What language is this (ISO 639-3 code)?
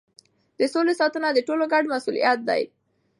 pus